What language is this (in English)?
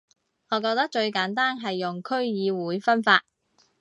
Cantonese